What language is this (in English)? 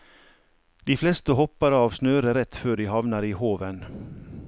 Norwegian